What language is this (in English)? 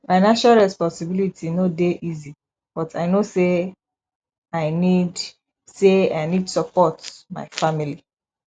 Nigerian Pidgin